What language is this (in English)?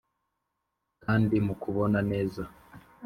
Kinyarwanda